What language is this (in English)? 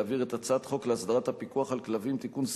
Hebrew